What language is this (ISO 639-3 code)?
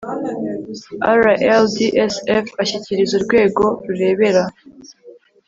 kin